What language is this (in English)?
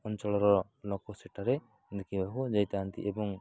Odia